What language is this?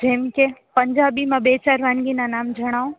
Gujarati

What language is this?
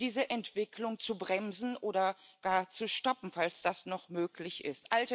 German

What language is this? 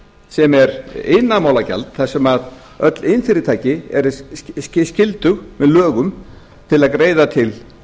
Icelandic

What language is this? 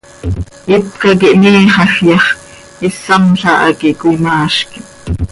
Seri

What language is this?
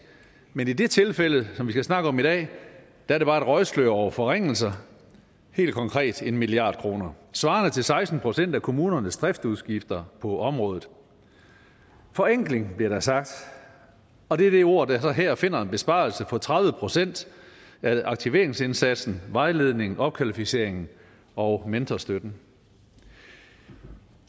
Danish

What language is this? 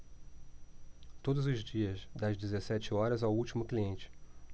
Portuguese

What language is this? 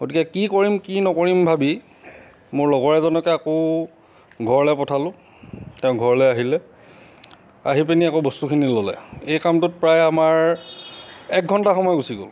Assamese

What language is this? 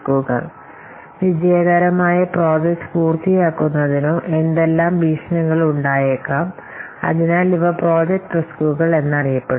Malayalam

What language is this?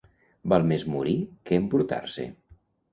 Catalan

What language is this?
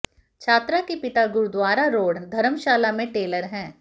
Hindi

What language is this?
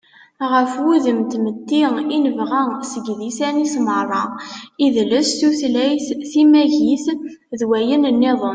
Kabyle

